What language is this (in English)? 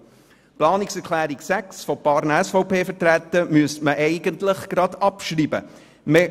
Swiss German